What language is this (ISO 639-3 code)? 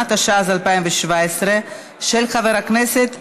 heb